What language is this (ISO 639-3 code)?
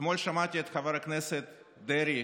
heb